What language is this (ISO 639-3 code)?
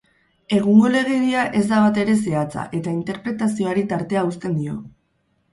eus